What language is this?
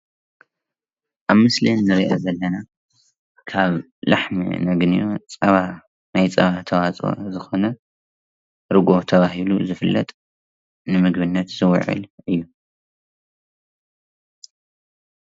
Tigrinya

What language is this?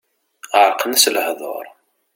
Kabyle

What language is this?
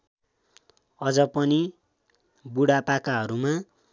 Nepali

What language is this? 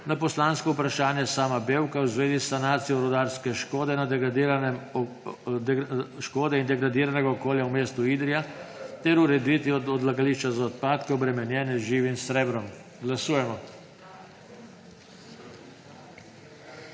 Slovenian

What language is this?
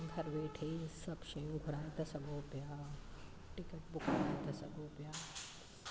Sindhi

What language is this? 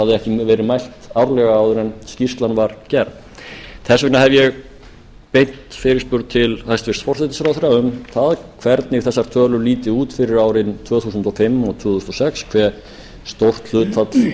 Icelandic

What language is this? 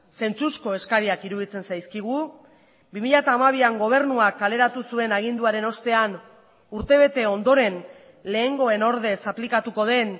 Basque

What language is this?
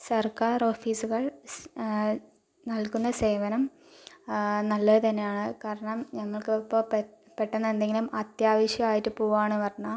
Malayalam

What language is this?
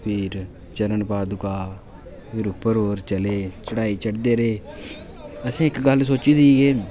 Dogri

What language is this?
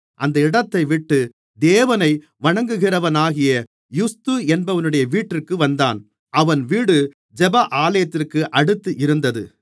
Tamil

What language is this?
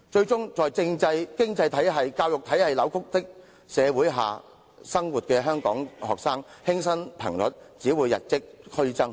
Cantonese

